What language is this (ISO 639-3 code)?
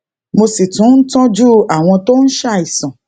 yor